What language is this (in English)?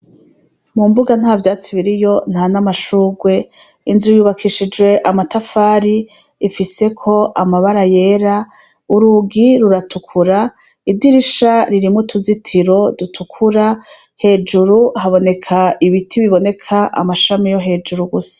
Rundi